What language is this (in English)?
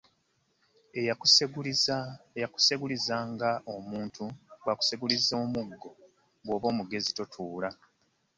Ganda